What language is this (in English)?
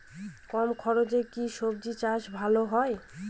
Bangla